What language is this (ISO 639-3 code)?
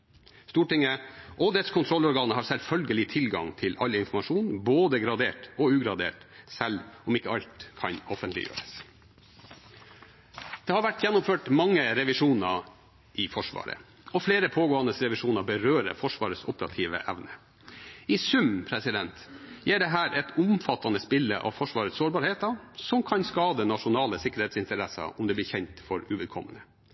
nob